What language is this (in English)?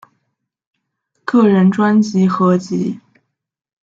Chinese